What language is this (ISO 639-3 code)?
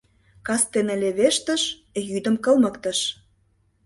chm